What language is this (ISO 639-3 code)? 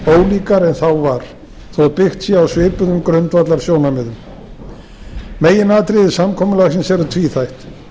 isl